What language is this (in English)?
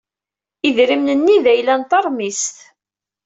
Kabyle